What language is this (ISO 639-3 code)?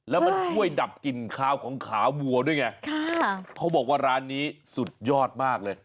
tha